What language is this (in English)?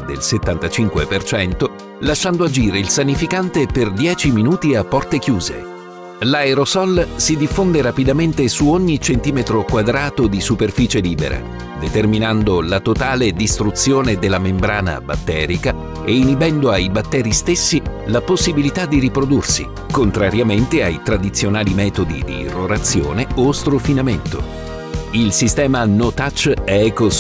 Italian